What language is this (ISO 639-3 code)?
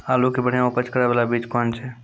mai